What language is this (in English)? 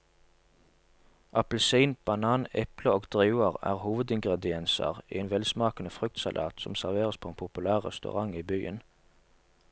Norwegian